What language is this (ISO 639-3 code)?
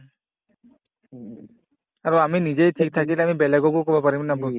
asm